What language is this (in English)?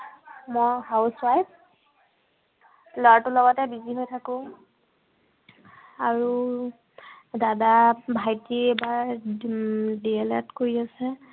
Assamese